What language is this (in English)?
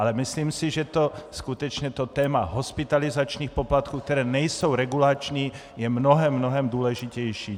Czech